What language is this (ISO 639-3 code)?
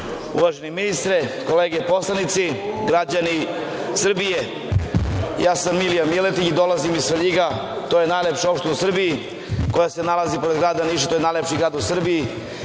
srp